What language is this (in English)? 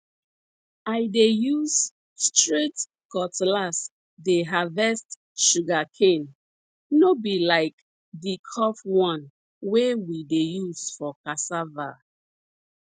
Nigerian Pidgin